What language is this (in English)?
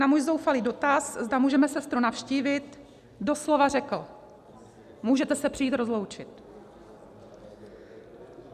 Czech